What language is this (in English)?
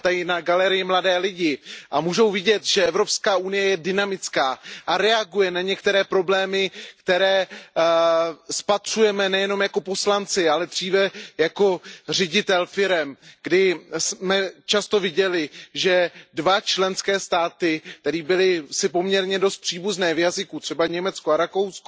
Czech